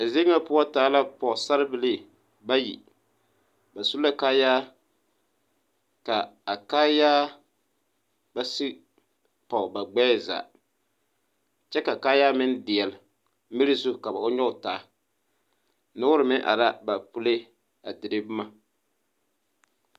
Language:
Southern Dagaare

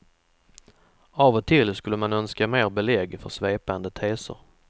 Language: Swedish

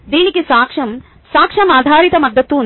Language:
Telugu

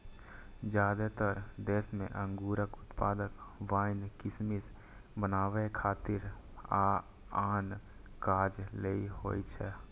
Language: Maithili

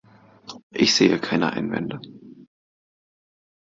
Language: German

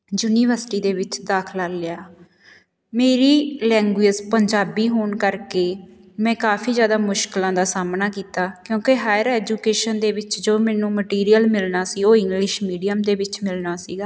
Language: Punjabi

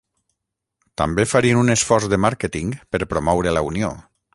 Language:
Catalan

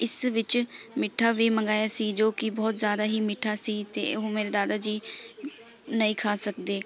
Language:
Punjabi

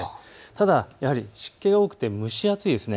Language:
Japanese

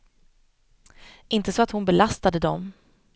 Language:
Swedish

